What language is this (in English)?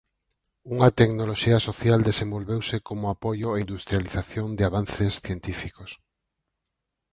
Galician